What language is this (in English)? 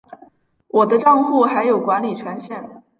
Chinese